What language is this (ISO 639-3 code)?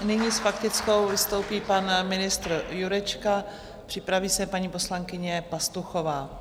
ces